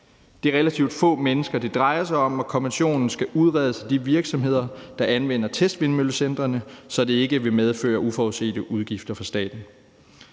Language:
Danish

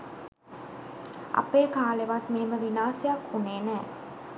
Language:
Sinhala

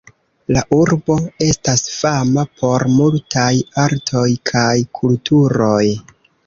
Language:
Esperanto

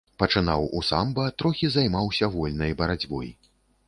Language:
Belarusian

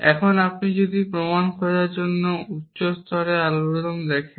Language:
Bangla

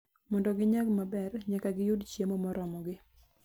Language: Luo (Kenya and Tanzania)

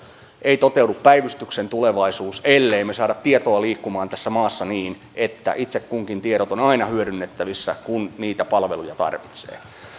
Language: Finnish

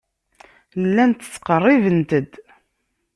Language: Kabyle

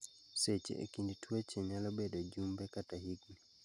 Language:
Luo (Kenya and Tanzania)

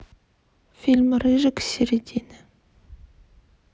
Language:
Russian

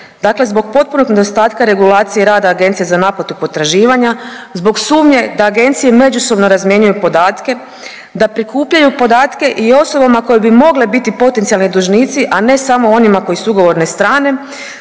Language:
Croatian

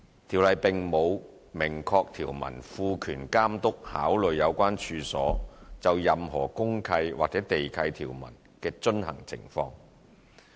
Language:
Cantonese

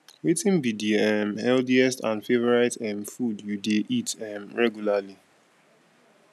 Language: Nigerian Pidgin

